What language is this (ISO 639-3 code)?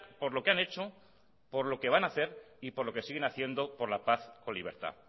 spa